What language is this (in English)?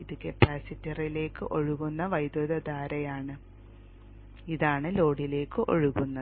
Malayalam